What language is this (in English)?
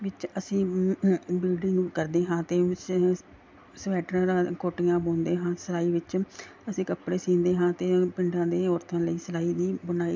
Punjabi